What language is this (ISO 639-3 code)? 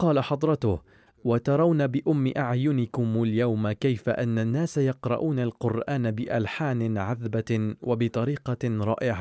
ara